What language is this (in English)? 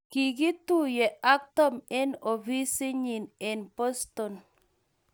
Kalenjin